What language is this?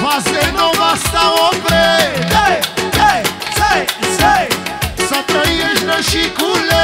Romanian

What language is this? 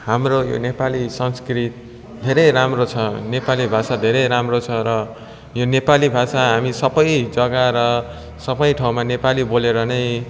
Nepali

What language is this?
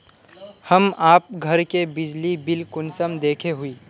Magahi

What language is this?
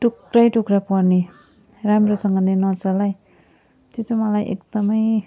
Nepali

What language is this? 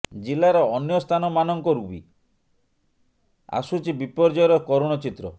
Odia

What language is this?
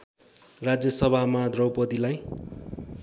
Nepali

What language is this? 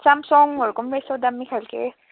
Nepali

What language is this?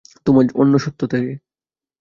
Bangla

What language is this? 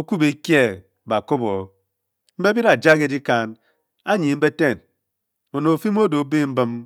Bokyi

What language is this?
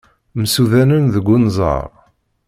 Kabyle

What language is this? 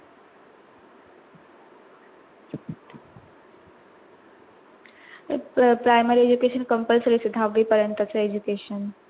Marathi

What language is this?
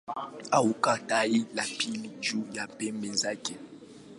Swahili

